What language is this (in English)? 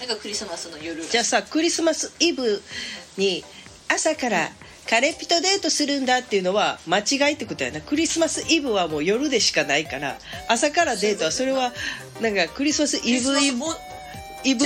Japanese